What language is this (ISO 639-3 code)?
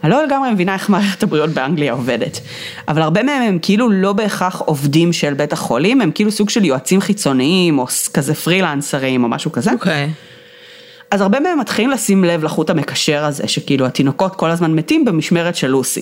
heb